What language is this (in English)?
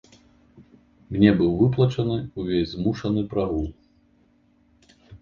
Belarusian